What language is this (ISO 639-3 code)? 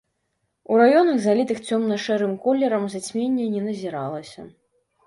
bel